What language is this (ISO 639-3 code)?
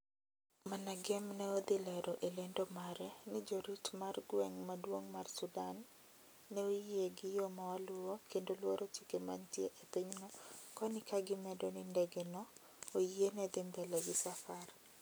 luo